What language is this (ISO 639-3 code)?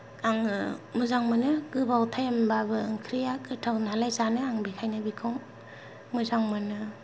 brx